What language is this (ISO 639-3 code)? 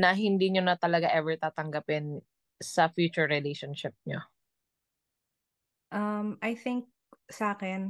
fil